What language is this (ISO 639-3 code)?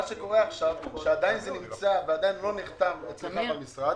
heb